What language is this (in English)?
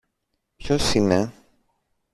Greek